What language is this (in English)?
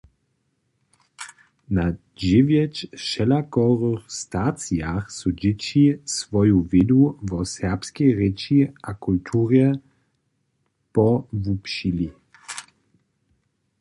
Upper Sorbian